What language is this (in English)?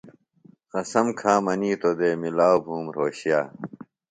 Phalura